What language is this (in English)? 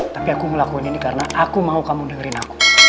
Indonesian